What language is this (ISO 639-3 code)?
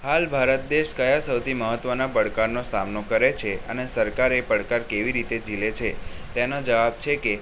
guj